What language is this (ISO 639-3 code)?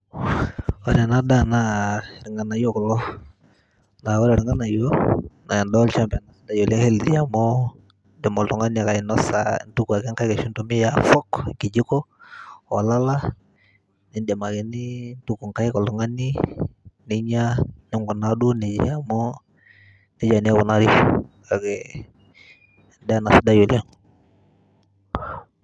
mas